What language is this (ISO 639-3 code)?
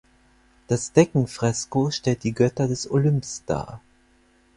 deu